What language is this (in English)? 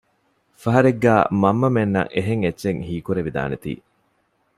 Divehi